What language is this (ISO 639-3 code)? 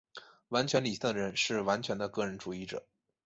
zho